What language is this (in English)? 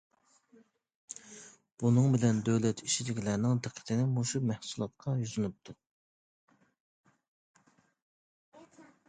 Uyghur